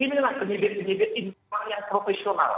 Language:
Indonesian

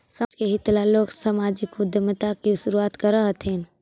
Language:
Magahi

